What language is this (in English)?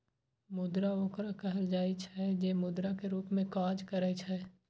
Maithili